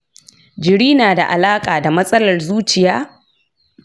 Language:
Hausa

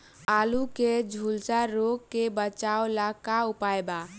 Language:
Bhojpuri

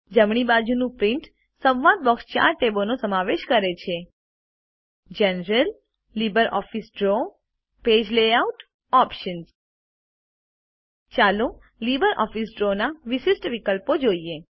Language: Gujarati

